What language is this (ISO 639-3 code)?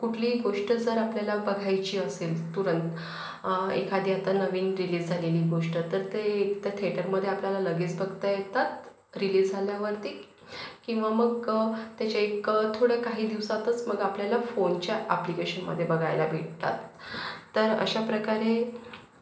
mar